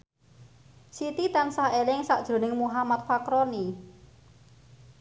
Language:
Javanese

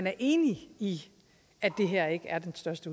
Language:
Danish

